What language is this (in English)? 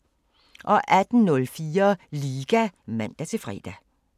Danish